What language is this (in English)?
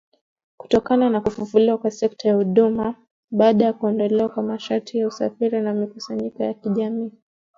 Swahili